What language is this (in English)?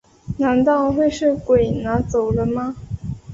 Chinese